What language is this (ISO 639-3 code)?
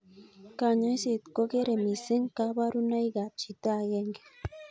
kln